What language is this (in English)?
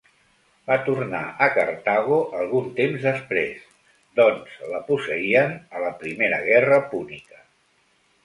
Catalan